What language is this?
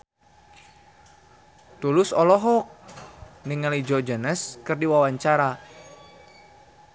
Sundanese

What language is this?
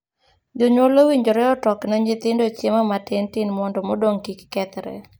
Luo (Kenya and Tanzania)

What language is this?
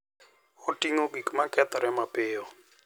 Luo (Kenya and Tanzania)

